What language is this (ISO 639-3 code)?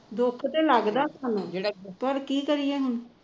pan